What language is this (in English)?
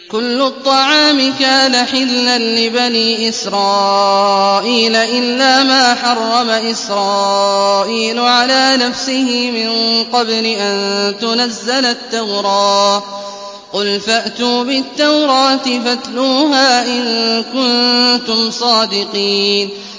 Arabic